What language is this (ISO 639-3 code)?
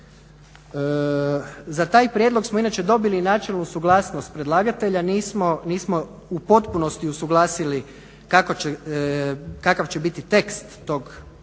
hrv